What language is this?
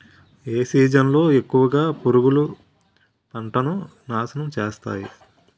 Telugu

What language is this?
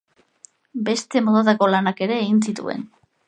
Basque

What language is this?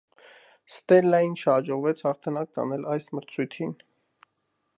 Armenian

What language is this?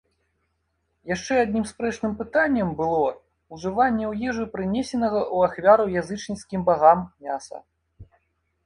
Belarusian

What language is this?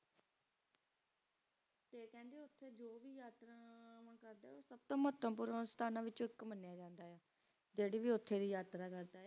Punjabi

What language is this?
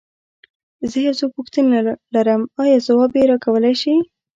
Pashto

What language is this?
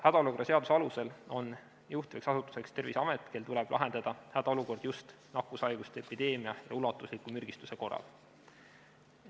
Estonian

